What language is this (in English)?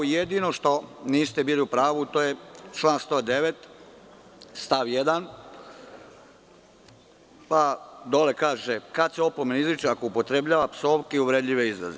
Serbian